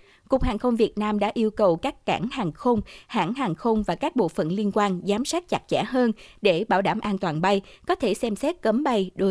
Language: Vietnamese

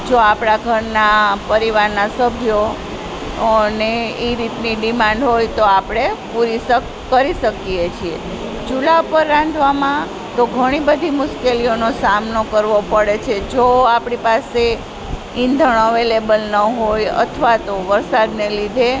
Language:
Gujarati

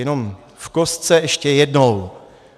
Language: Czech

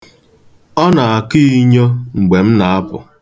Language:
Igbo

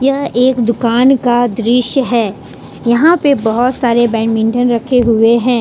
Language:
Hindi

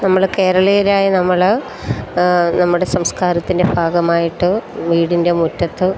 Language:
Malayalam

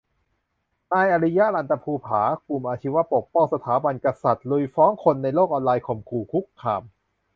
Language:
Thai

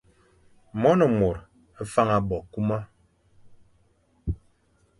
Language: Fang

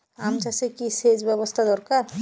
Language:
Bangla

